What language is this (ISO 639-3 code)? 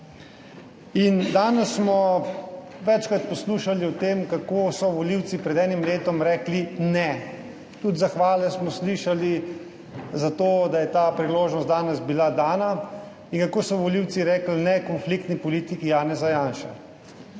slv